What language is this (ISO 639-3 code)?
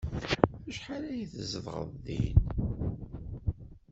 kab